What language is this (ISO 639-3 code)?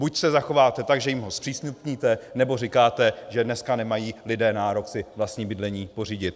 ces